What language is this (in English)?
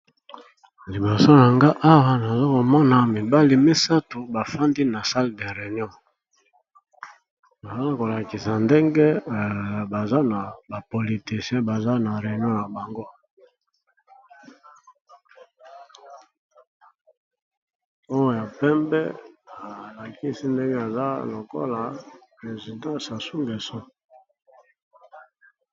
Lingala